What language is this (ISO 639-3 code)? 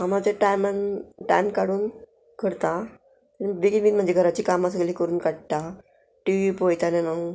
kok